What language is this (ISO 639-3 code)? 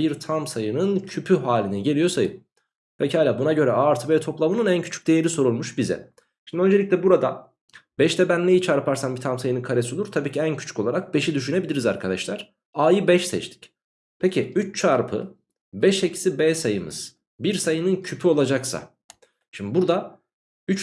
tur